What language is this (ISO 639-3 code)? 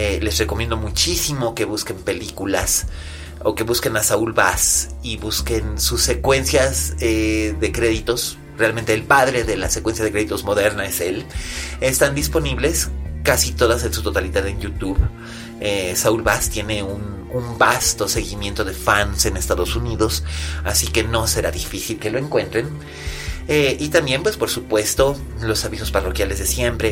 spa